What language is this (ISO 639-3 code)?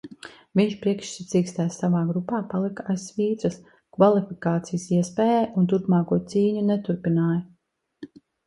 lav